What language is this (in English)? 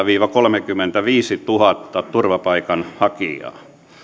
Finnish